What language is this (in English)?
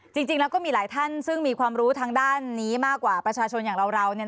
Thai